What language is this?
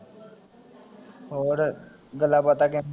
Punjabi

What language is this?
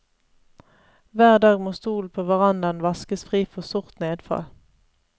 Norwegian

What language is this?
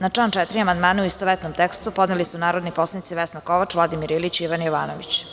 Serbian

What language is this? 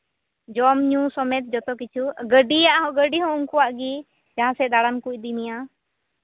Santali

